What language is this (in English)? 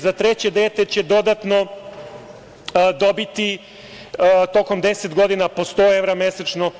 Serbian